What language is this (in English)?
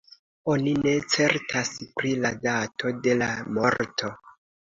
Esperanto